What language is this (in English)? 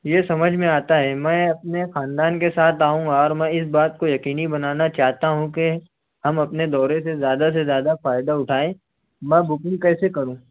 Urdu